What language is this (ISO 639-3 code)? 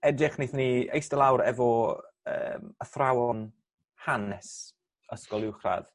cym